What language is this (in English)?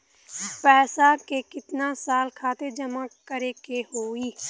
Bhojpuri